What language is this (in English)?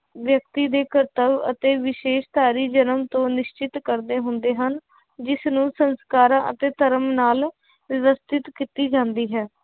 Punjabi